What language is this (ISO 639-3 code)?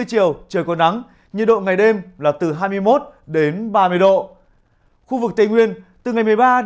vie